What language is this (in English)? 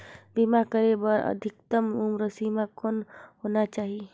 Chhattisgarhi